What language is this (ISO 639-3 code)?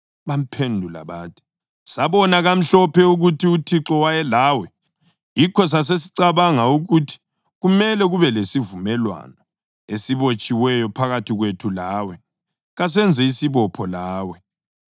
nde